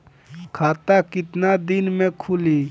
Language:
Bhojpuri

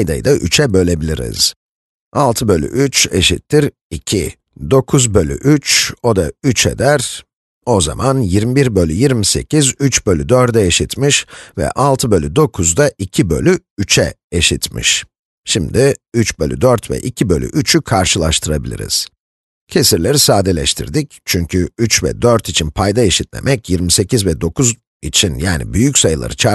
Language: Turkish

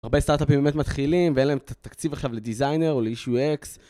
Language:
Hebrew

